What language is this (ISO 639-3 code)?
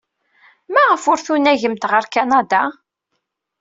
kab